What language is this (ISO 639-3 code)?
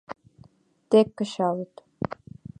chm